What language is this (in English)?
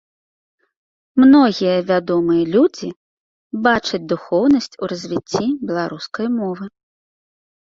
Belarusian